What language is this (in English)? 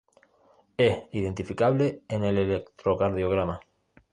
Spanish